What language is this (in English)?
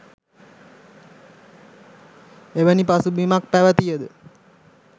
Sinhala